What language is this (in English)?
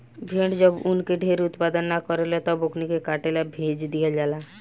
Bhojpuri